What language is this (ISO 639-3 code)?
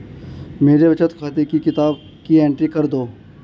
hin